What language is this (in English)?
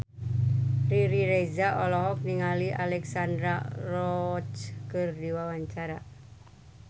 Sundanese